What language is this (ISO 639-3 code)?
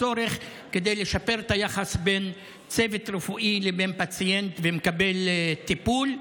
heb